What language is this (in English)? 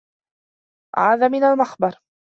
Arabic